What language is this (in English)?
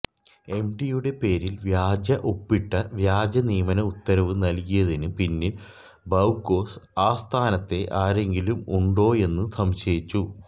Malayalam